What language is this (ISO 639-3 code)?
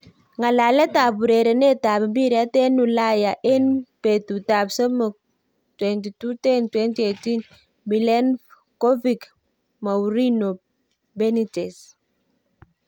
kln